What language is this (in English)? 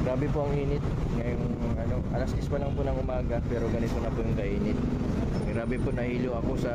Filipino